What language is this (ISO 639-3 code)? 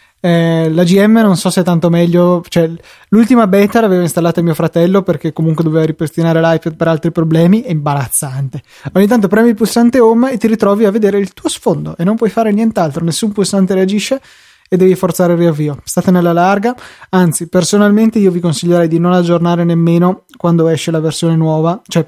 ita